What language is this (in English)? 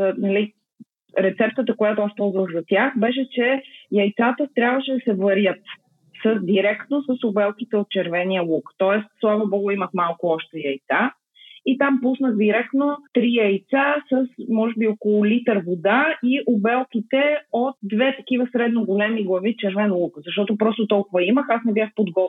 Bulgarian